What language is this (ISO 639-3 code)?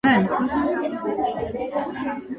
kat